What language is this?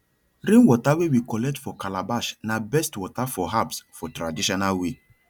Nigerian Pidgin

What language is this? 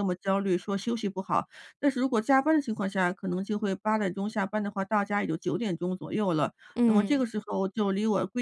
Chinese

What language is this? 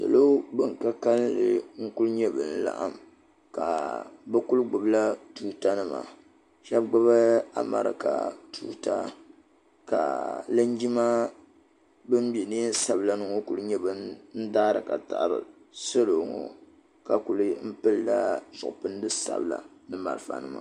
Dagbani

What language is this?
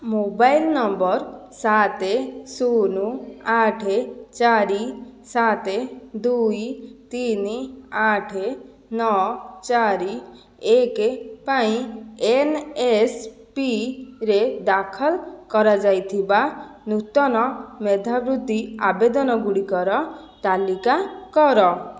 Odia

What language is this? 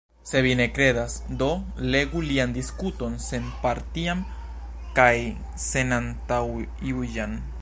Esperanto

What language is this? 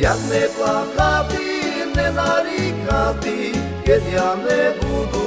Slovak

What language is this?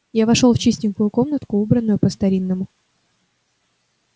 Russian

